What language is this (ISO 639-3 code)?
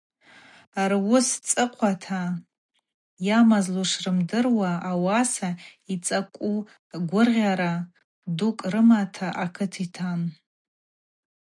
abq